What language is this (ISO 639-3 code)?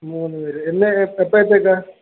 mal